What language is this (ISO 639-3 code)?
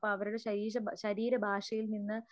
mal